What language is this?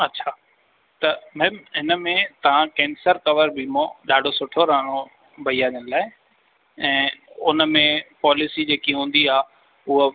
Sindhi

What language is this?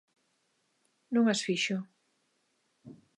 Galician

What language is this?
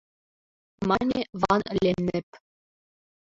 Mari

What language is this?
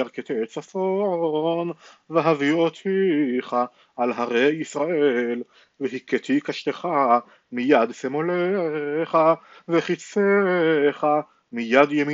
Hebrew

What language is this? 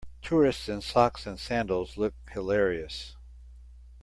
English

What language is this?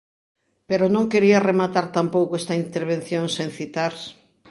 Galician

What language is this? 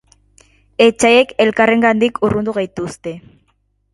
Basque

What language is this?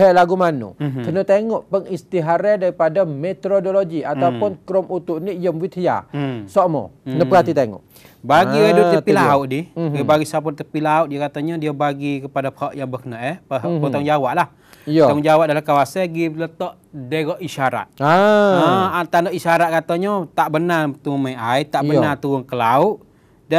Malay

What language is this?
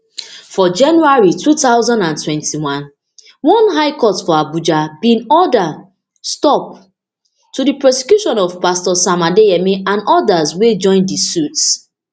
Nigerian Pidgin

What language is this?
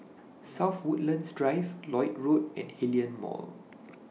English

